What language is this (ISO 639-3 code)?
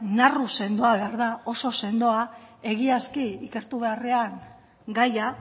eus